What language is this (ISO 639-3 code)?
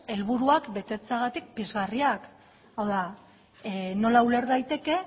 eus